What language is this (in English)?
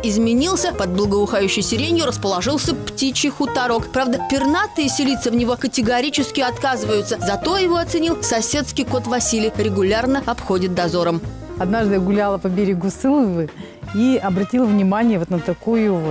Russian